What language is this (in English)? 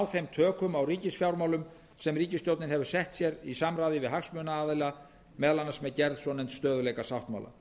Icelandic